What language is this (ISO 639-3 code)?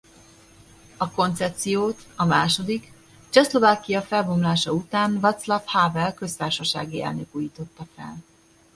hun